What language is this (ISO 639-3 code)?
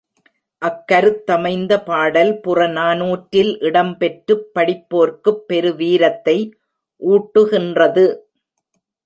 tam